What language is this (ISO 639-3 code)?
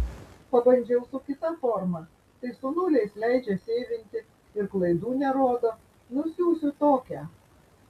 lit